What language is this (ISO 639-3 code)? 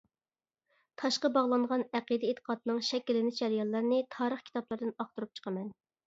uig